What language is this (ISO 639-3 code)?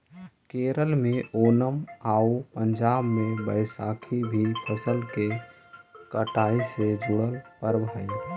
mag